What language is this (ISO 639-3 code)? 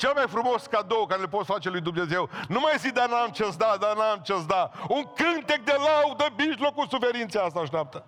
ron